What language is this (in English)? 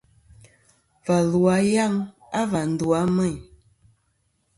Kom